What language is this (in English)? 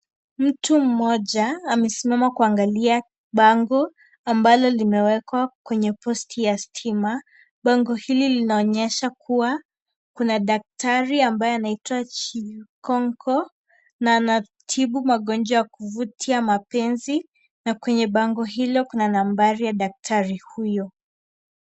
Swahili